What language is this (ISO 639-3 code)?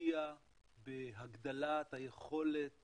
heb